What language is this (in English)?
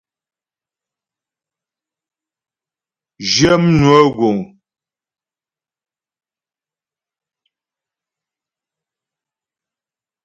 Ghomala